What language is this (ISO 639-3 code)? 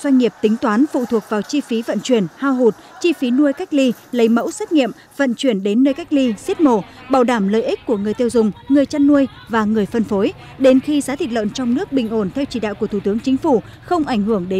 vie